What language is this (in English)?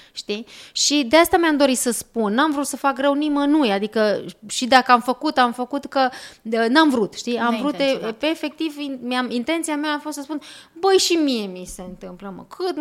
Romanian